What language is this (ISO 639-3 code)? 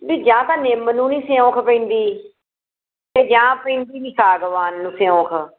pan